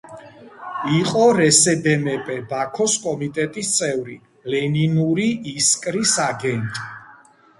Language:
Georgian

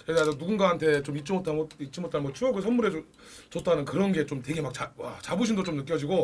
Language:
Korean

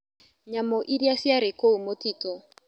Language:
Kikuyu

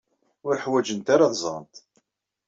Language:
Kabyle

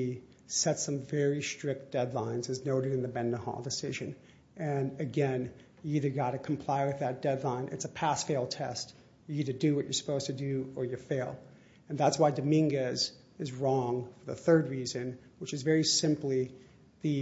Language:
English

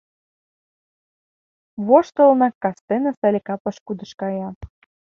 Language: Mari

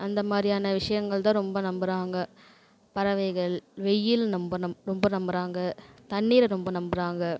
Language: Tamil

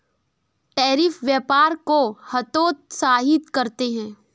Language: Hindi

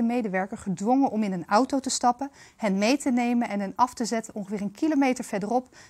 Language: Dutch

